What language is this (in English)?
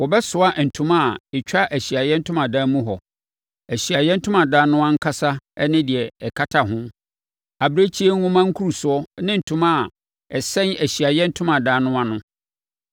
Akan